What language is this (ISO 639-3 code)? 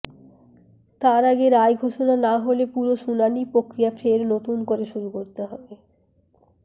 ben